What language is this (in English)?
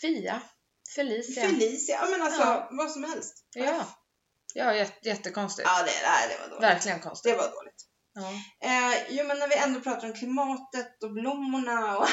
Swedish